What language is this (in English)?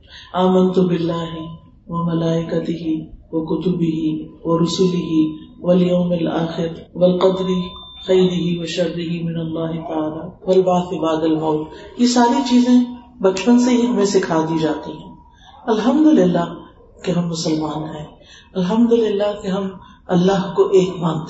Urdu